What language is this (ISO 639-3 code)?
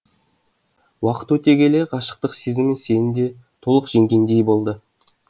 kaz